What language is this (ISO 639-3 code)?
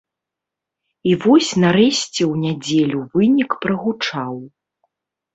bel